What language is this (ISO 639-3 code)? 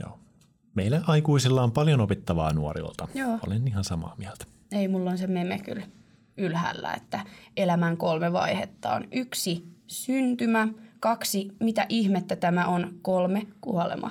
fin